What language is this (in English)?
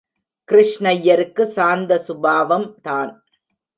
Tamil